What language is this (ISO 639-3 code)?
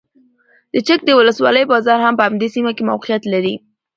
pus